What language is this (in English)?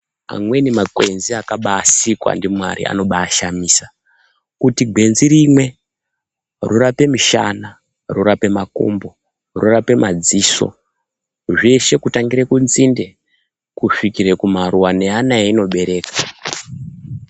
Ndau